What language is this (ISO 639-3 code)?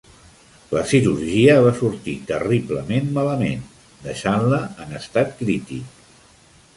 cat